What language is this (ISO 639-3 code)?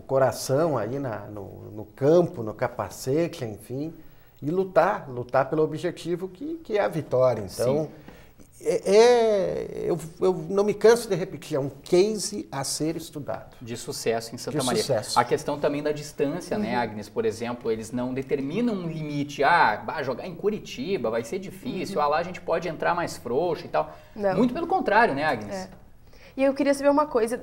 por